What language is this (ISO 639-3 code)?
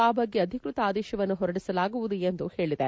kan